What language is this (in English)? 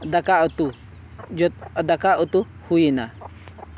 Santali